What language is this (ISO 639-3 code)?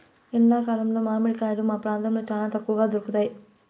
tel